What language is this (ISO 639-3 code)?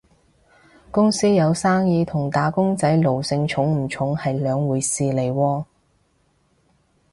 yue